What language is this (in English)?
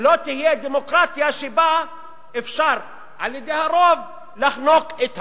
Hebrew